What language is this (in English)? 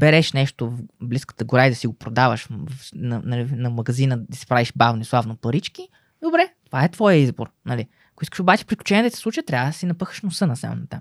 Bulgarian